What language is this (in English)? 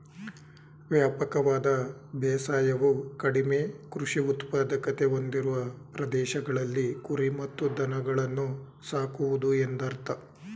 Kannada